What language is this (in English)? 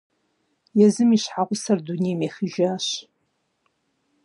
Kabardian